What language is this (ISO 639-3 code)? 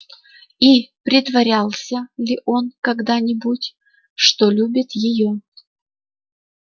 rus